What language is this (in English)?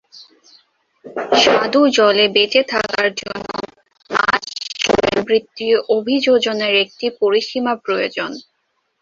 Bangla